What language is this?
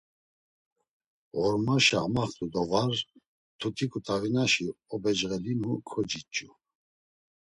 Laz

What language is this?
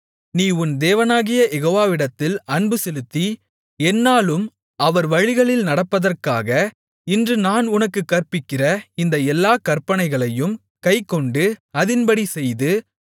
Tamil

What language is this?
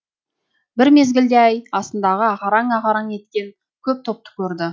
Kazakh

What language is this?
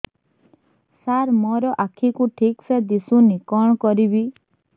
Odia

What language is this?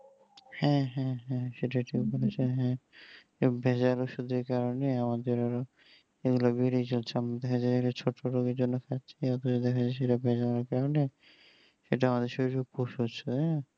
Bangla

